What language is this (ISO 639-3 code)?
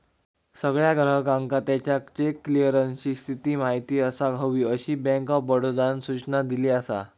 mar